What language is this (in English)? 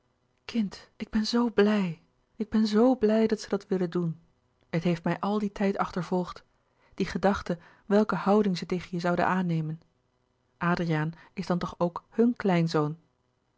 Dutch